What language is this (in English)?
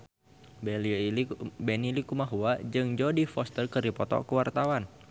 Sundanese